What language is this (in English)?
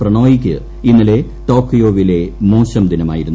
Malayalam